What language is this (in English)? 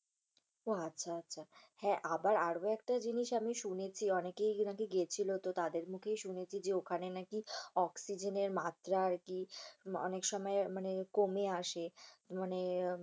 Bangla